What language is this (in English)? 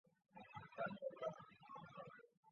Chinese